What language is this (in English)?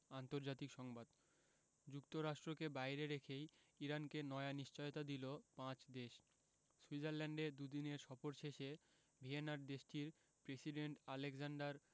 Bangla